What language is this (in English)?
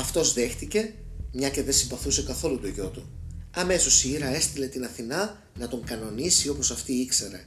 Greek